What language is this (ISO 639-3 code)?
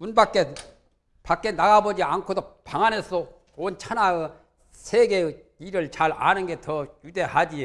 kor